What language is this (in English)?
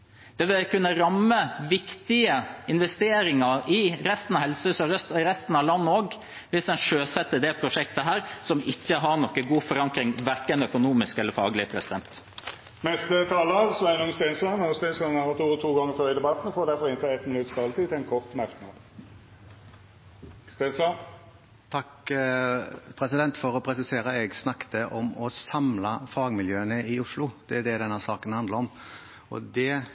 Norwegian